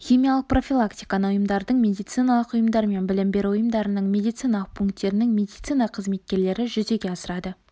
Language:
Kazakh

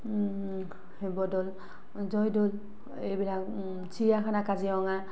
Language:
Assamese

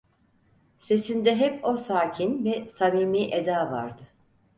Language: Turkish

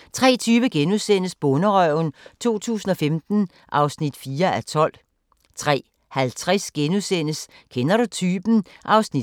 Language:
Danish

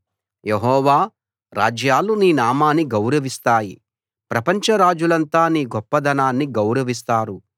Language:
Telugu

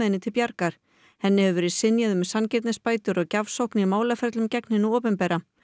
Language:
Icelandic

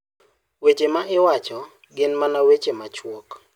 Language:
Luo (Kenya and Tanzania)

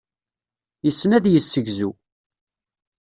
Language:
Kabyle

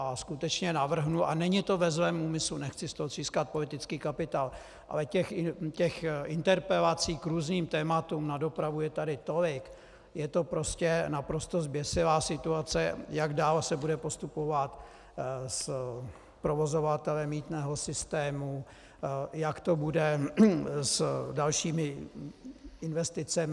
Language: Czech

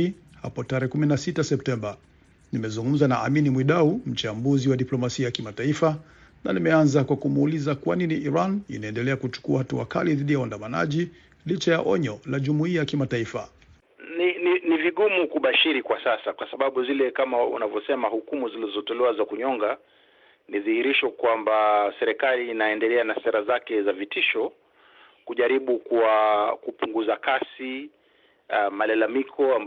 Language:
Swahili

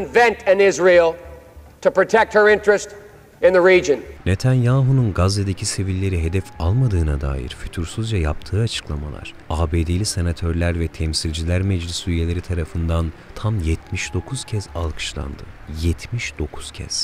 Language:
Turkish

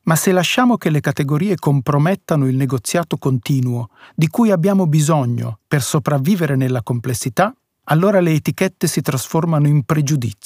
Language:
Italian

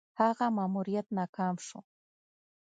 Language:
Pashto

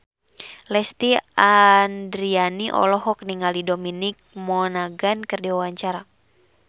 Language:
Sundanese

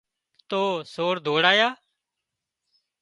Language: Wadiyara Koli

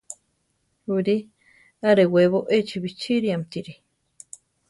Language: Central Tarahumara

